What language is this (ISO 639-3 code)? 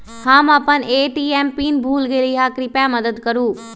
mag